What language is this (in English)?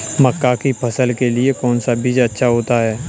Hindi